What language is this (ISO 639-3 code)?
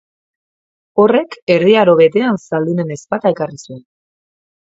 eus